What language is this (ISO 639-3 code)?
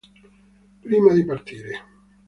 ita